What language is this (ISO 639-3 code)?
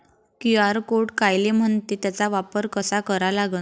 mar